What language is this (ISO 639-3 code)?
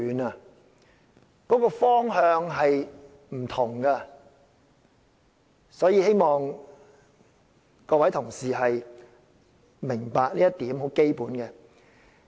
yue